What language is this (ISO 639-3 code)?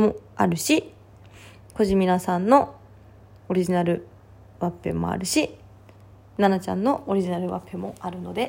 jpn